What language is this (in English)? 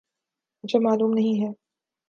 Urdu